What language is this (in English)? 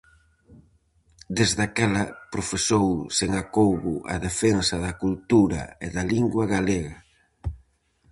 Galician